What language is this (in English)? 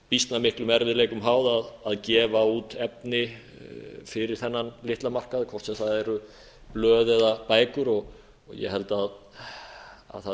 Icelandic